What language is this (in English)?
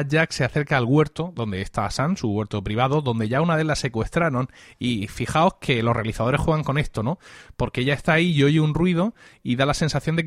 Spanish